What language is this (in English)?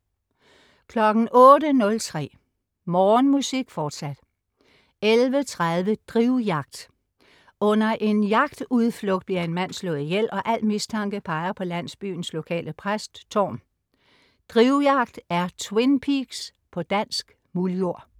Danish